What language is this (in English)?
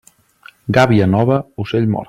Catalan